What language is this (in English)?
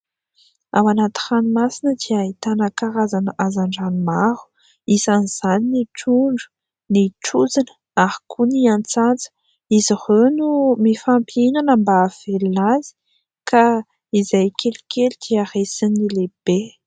Malagasy